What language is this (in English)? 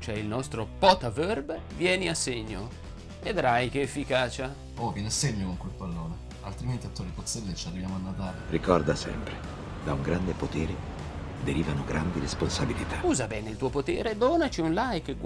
Italian